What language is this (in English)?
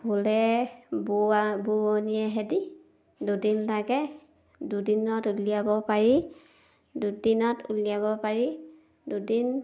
Assamese